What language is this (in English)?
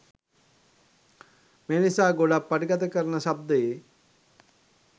Sinhala